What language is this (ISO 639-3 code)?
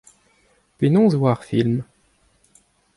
bre